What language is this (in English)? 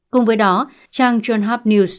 Vietnamese